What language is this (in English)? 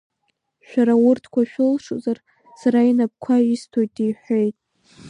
Abkhazian